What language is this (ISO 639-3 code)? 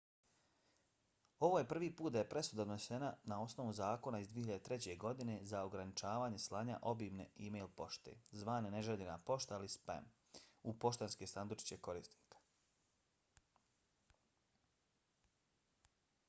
bos